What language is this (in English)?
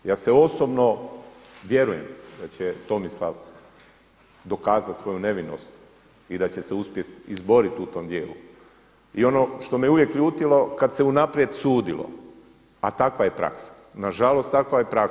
Croatian